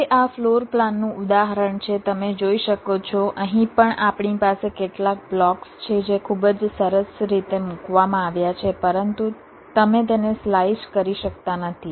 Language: Gujarati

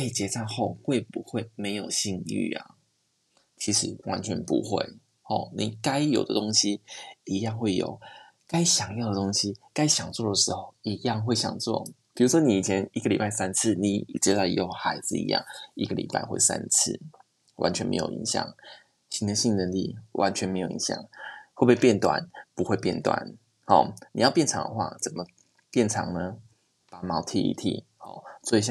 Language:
Chinese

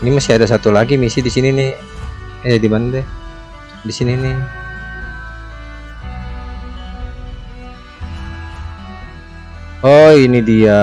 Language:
Indonesian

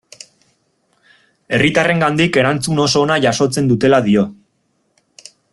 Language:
Basque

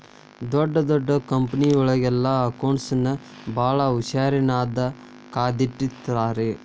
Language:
Kannada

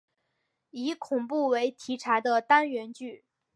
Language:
Chinese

